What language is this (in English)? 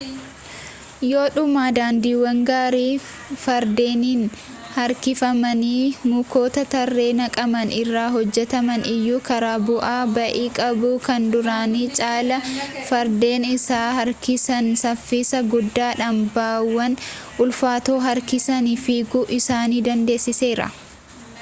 Oromo